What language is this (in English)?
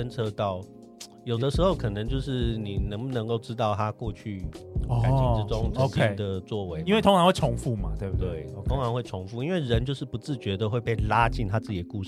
Chinese